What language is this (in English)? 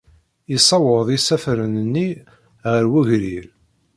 Kabyle